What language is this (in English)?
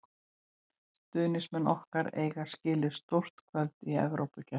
Icelandic